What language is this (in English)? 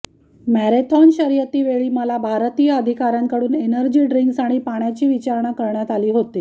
Marathi